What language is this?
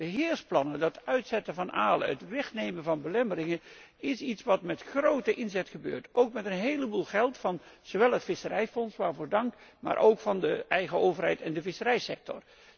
Dutch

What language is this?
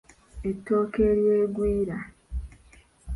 Ganda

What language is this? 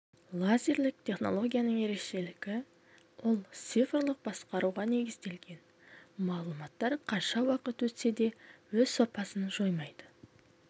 Kazakh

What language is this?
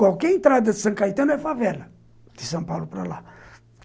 Portuguese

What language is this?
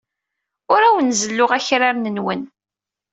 Kabyle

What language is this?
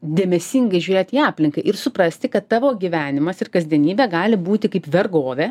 Lithuanian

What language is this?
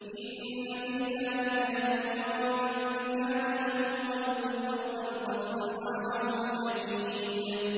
Arabic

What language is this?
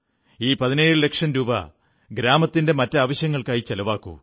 Malayalam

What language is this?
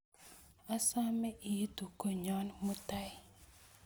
Kalenjin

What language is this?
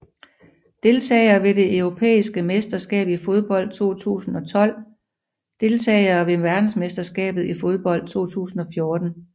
Danish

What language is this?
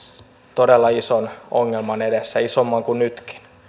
Finnish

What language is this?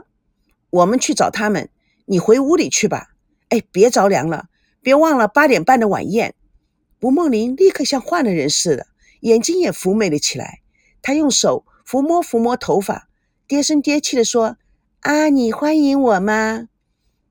Chinese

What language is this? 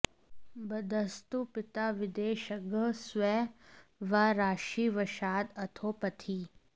Sanskrit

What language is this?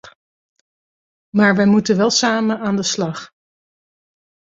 Dutch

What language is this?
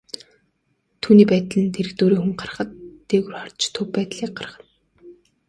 Mongolian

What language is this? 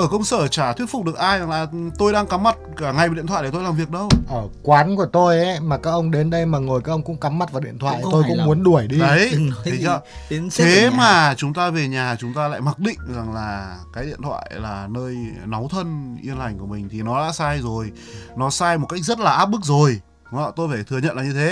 Vietnamese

